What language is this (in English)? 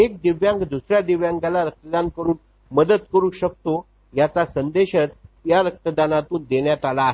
Marathi